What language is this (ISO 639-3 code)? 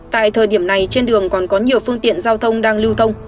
vie